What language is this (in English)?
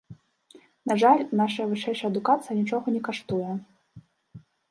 Belarusian